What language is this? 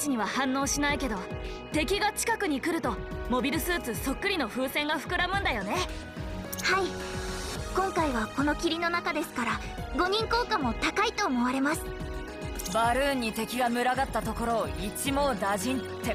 Japanese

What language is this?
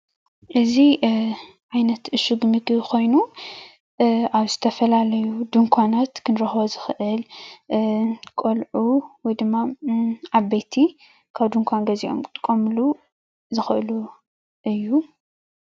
Tigrinya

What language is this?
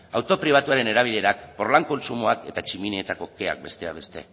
Basque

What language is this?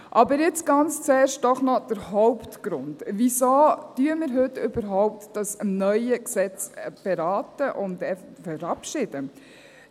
Swiss German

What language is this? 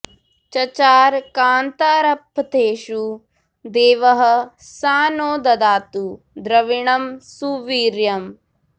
Sanskrit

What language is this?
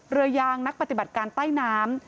Thai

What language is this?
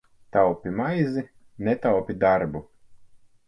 Latvian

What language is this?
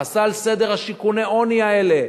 Hebrew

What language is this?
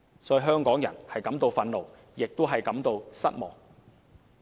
Cantonese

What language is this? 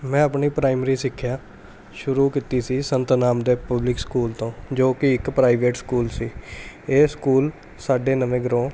Punjabi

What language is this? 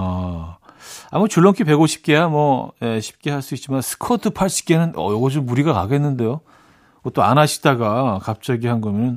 Korean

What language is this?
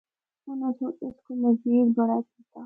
Northern Hindko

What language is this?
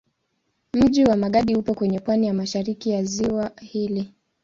Swahili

